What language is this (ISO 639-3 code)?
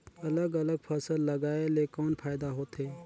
hne